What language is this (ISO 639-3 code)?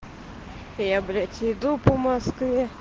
rus